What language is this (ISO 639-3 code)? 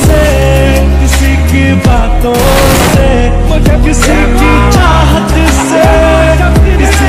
ara